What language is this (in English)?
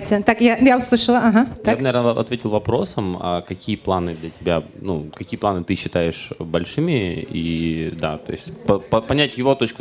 Russian